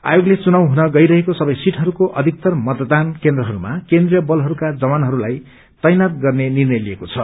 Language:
Nepali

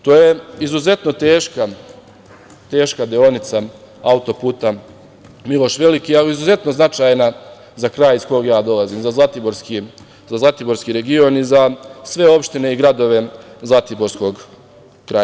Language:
Serbian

